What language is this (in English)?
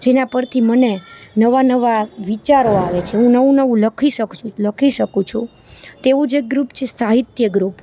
Gujarati